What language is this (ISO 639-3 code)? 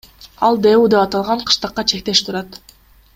kir